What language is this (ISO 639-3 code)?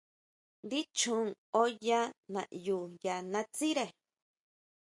mau